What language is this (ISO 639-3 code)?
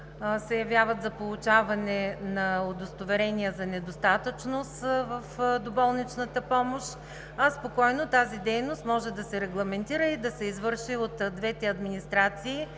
bul